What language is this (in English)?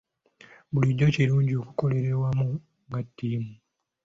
Ganda